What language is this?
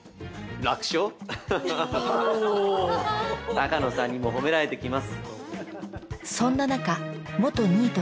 Japanese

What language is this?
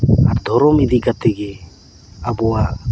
Santali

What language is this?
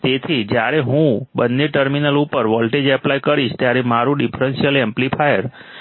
Gujarati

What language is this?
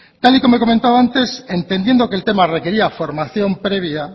Spanish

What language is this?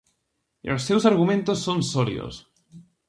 Galician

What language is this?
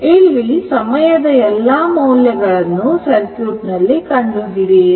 Kannada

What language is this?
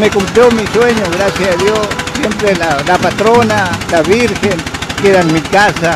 Spanish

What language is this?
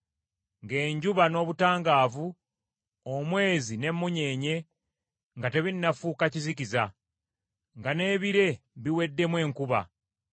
Ganda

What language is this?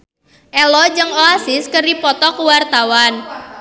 Sundanese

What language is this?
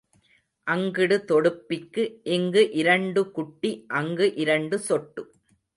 Tamil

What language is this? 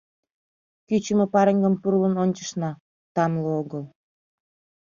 Mari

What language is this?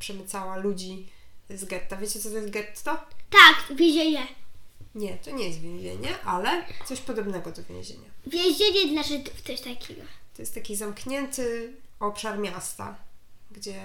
Polish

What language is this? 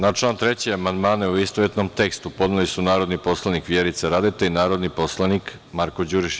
Serbian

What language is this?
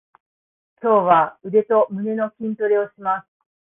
Japanese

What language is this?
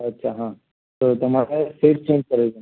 Gujarati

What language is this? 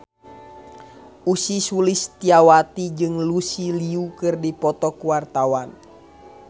Sundanese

